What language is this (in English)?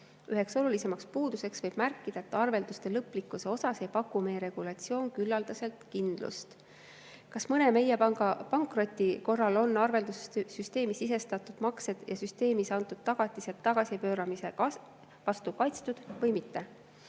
Estonian